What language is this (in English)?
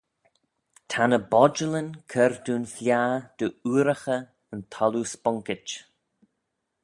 Manx